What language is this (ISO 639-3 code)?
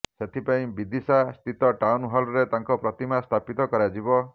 ori